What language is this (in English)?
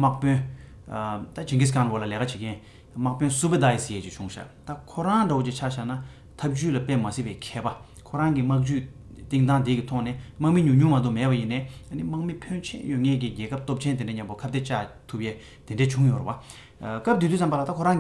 Korean